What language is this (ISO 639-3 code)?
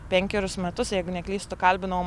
lit